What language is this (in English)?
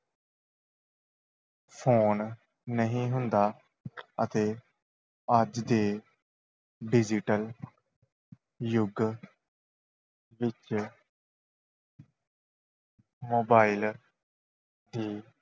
Punjabi